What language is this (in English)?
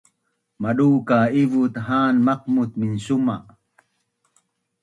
Bunun